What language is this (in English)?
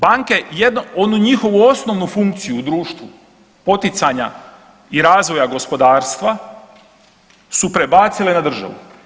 Croatian